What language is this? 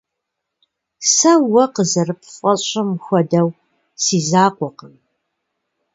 Kabardian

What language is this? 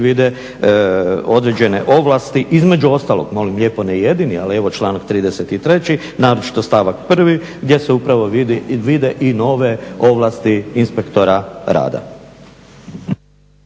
Croatian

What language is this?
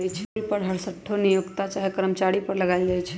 Magahi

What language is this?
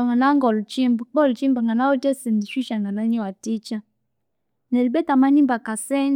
Konzo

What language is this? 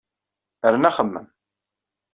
Kabyle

